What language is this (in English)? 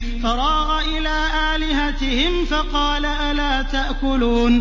Arabic